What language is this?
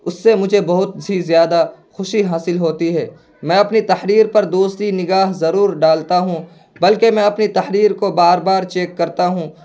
Urdu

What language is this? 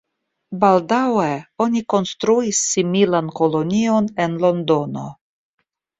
Esperanto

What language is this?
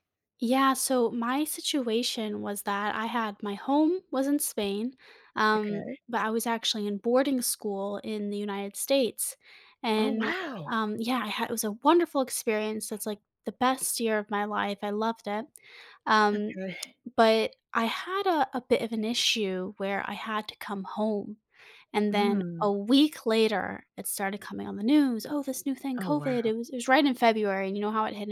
English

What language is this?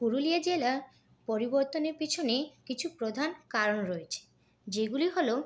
Bangla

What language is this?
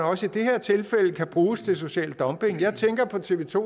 Danish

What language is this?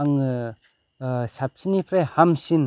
Bodo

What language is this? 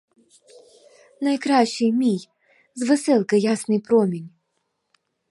Ukrainian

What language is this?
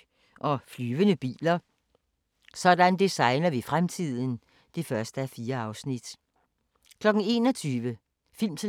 Danish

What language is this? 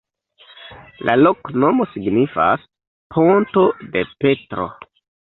Esperanto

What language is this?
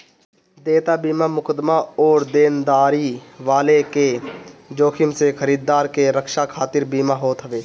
Bhojpuri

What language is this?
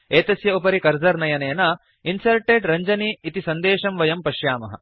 Sanskrit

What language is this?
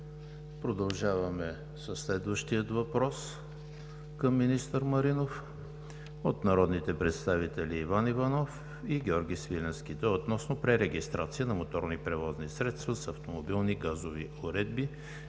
Bulgarian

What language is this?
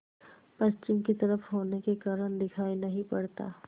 Hindi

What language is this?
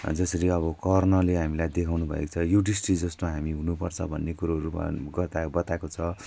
Nepali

